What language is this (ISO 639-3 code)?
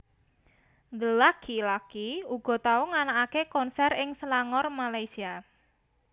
jav